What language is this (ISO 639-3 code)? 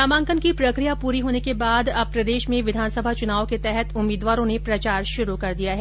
hin